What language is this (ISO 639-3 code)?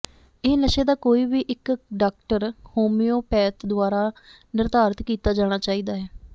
pan